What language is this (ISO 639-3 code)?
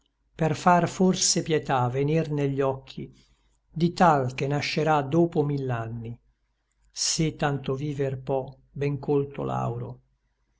ita